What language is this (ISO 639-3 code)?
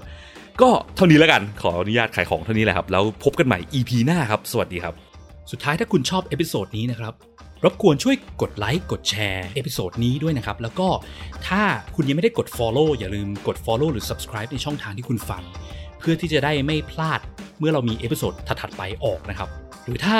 tha